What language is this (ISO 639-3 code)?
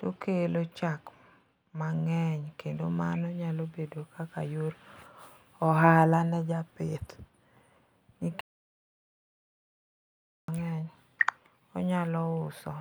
luo